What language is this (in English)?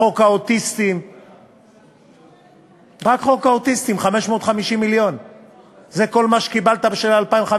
Hebrew